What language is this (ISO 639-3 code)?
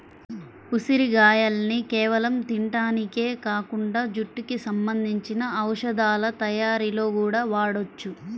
tel